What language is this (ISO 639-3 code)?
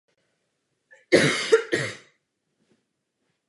ces